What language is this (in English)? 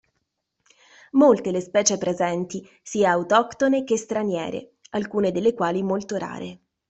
Italian